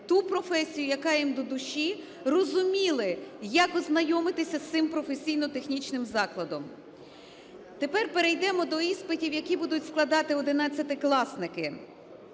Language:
Ukrainian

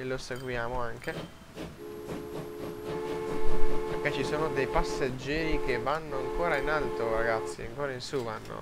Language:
Italian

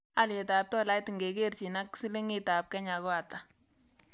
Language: Kalenjin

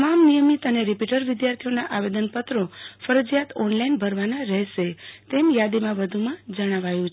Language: Gujarati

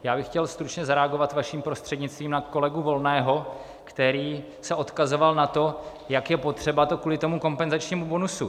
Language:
Czech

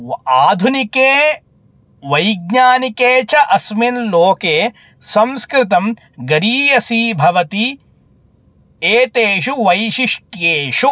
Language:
Sanskrit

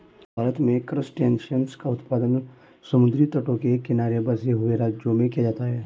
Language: Hindi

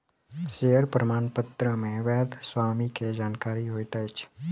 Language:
Maithili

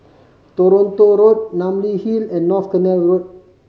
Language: English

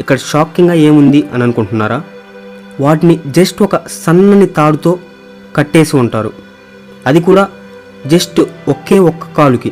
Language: Telugu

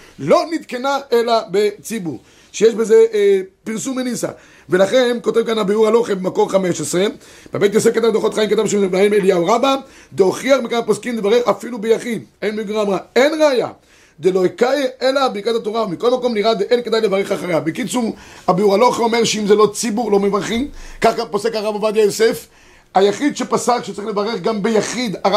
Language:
Hebrew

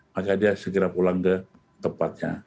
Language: Indonesian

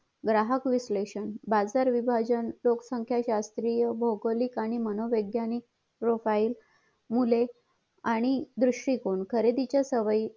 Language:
Marathi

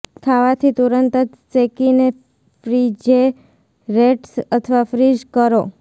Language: Gujarati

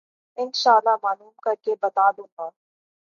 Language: Urdu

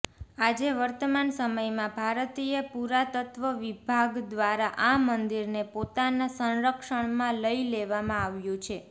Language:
Gujarati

